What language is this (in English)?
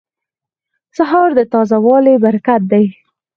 Pashto